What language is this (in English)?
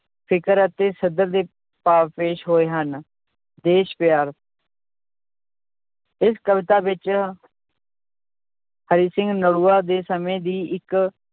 Punjabi